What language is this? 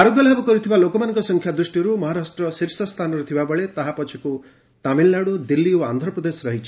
Odia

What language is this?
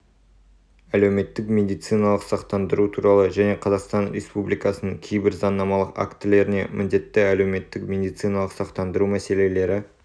Kazakh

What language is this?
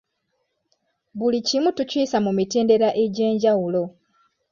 Ganda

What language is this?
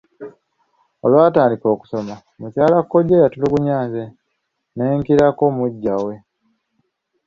Ganda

